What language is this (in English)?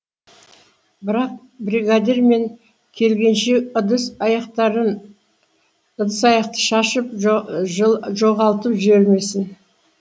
Kazakh